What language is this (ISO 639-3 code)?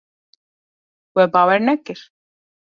kur